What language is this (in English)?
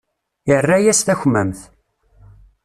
Kabyle